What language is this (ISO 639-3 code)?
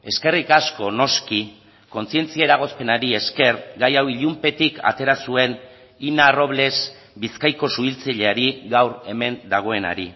eus